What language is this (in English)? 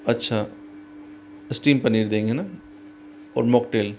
Hindi